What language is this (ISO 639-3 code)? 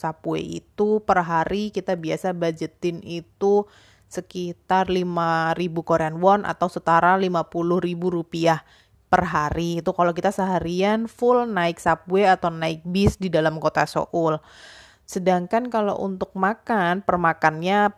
ind